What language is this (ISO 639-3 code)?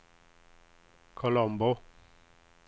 swe